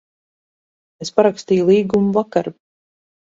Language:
Latvian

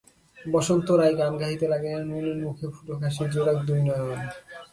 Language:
Bangla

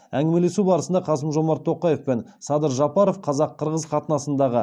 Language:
Kazakh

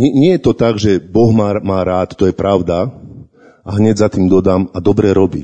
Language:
Slovak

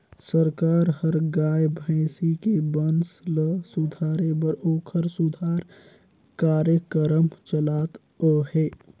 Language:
Chhattisgarhi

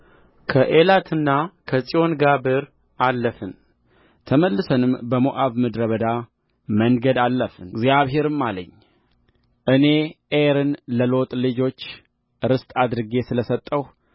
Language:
Amharic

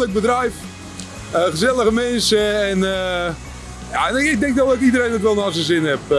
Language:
Dutch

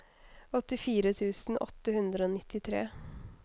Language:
Norwegian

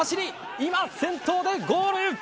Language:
Japanese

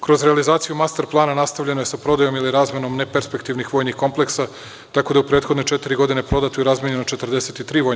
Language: Serbian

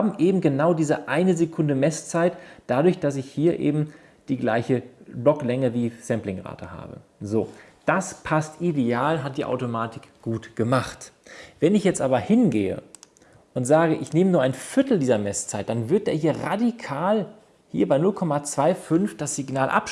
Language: German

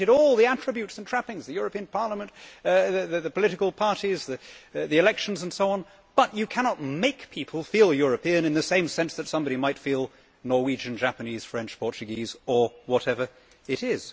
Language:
English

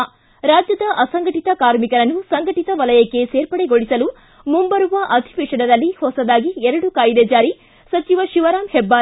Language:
Kannada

